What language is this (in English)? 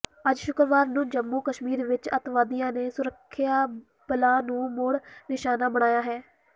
Punjabi